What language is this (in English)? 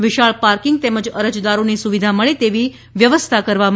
Gujarati